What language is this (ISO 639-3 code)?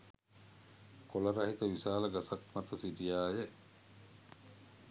sin